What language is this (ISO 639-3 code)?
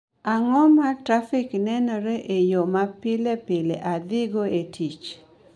luo